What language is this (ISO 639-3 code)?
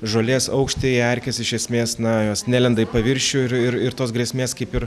lit